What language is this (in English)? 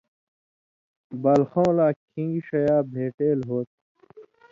Indus Kohistani